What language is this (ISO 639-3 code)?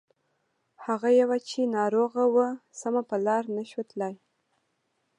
pus